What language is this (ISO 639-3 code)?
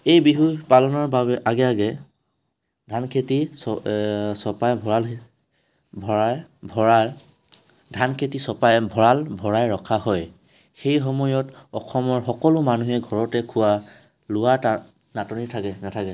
asm